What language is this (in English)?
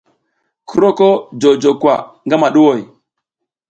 South Giziga